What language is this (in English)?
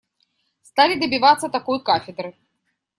Russian